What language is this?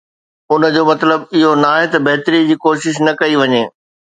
Sindhi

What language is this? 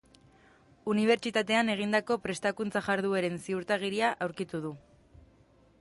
Basque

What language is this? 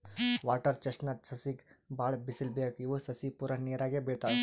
Kannada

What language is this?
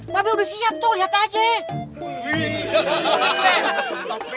Indonesian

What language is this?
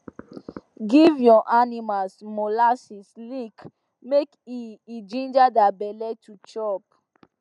Nigerian Pidgin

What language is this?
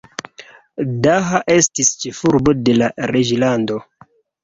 Esperanto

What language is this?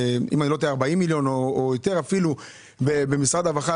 Hebrew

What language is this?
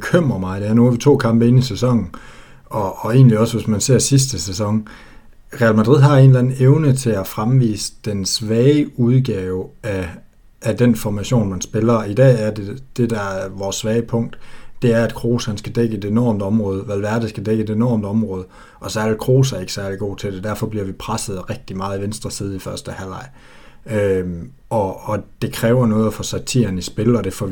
Danish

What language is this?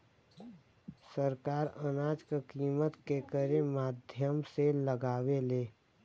Bhojpuri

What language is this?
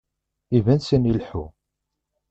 Kabyle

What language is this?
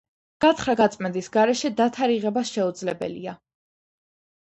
Georgian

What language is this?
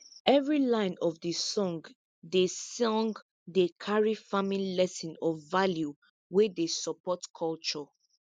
Nigerian Pidgin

